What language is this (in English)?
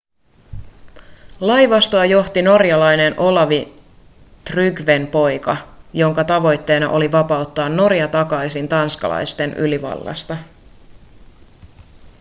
Finnish